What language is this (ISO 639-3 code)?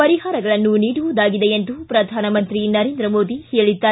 kan